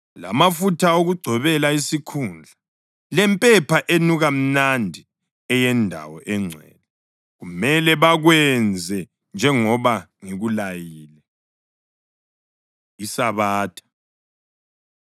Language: North Ndebele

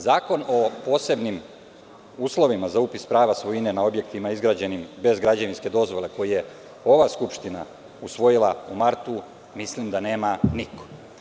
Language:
Serbian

